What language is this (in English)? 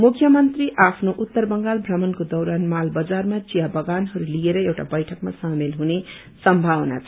Nepali